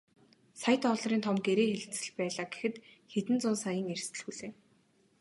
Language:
Mongolian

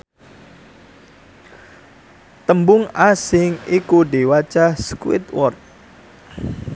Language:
Javanese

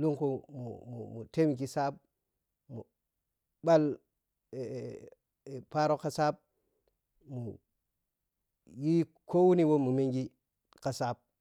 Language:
Piya-Kwonci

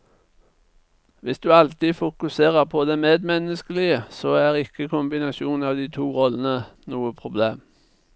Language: Norwegian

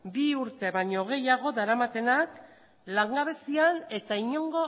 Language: Basque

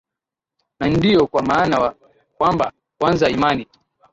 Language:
Swahili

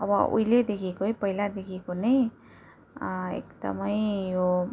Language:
Nepali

